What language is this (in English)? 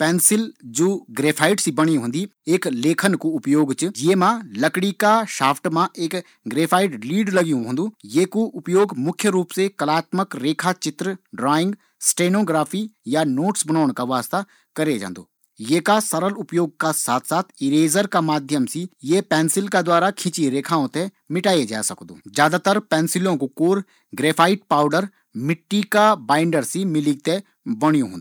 Garhwali